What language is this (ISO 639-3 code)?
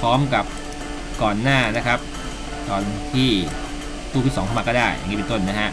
tha